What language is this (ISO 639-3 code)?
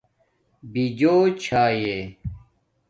dmk